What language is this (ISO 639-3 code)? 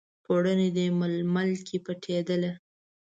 pus